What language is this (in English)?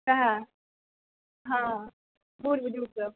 Maithili